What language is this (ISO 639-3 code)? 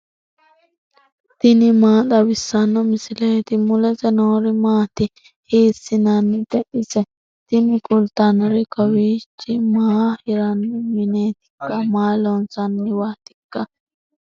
sid